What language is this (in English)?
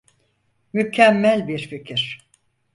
Turkish